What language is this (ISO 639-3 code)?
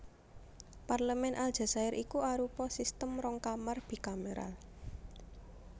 jav